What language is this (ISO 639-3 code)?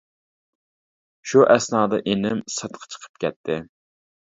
uig